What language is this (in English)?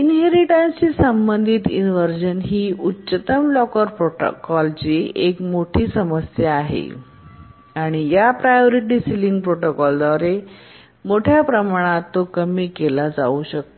Marathi